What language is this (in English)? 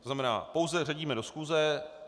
Czech